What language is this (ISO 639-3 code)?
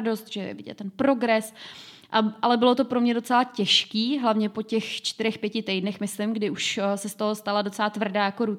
ces